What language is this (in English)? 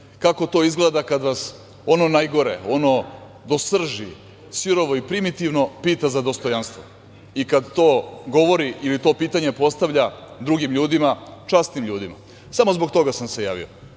Serbian